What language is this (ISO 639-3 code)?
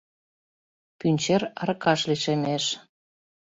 chm